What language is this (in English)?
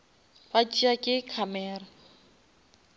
Northern Sotho